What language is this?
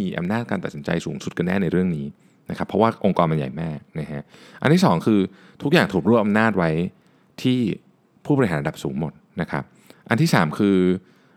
Thai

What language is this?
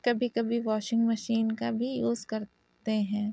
Urdu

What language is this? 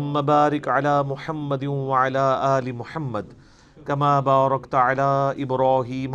Urdu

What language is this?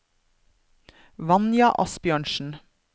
Norwegian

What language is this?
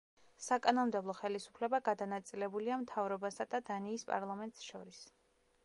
Georgian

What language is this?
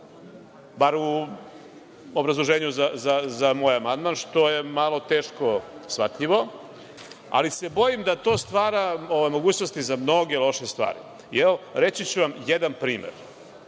Serbian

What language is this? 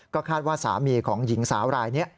Thai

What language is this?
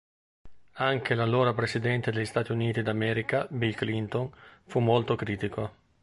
Italian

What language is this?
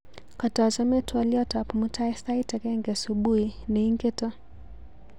Kalenjin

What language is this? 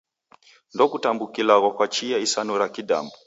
Taita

